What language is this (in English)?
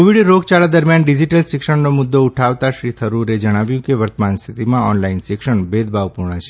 Gujarati